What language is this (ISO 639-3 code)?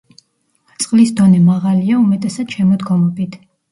kat